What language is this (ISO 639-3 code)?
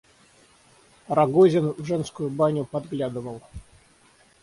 rus